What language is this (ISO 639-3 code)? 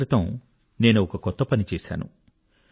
tel